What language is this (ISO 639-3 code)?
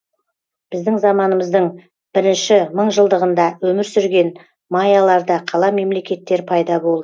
kaz